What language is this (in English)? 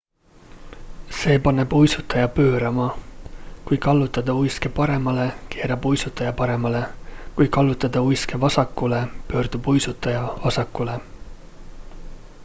Estonian